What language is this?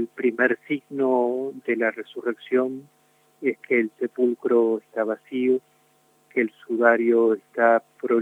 Spanish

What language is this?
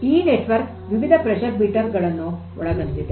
Kannada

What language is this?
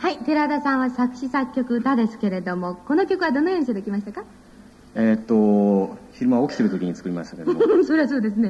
Japanese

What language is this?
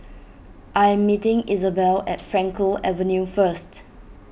English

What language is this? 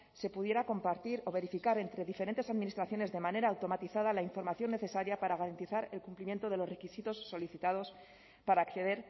Spanish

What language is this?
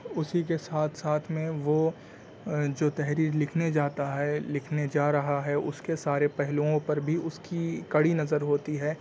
Urdu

